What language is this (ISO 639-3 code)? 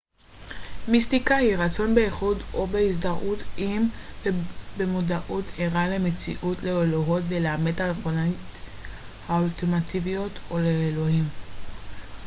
heb